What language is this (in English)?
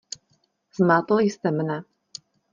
Czech